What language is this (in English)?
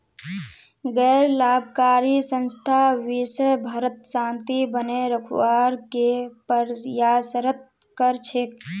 Magahi